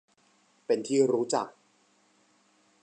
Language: Thai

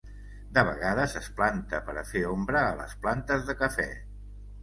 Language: Catalan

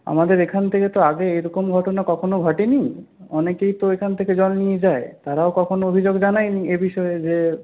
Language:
Bangla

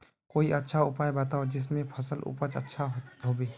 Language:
Magahi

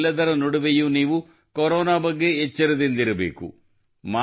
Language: Kannada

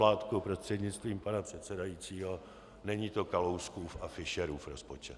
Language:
Czech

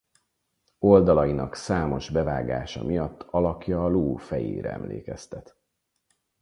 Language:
Hungarian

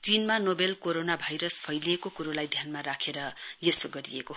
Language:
Nepali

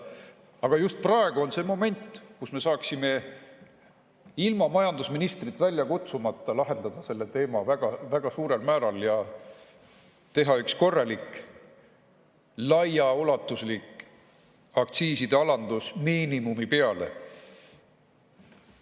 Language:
Estonian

